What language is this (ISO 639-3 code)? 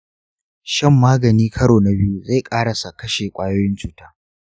hau